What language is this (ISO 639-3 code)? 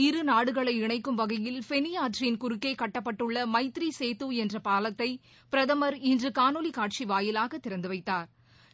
tam